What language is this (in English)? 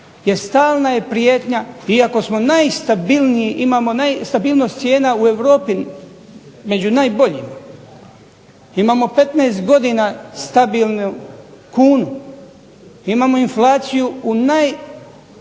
Croatian